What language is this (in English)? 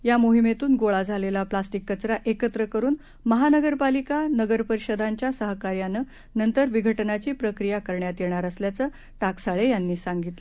Marathi